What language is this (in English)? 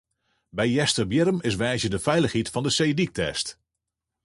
Western Frisian